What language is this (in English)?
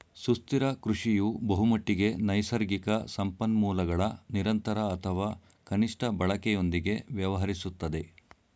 Kannada